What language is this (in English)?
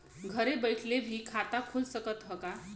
Bhojpuri